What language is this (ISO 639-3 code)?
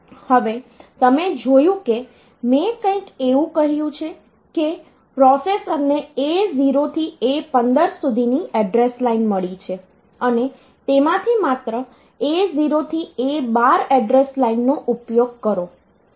guj